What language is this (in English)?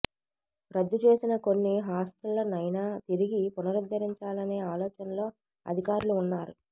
Telugu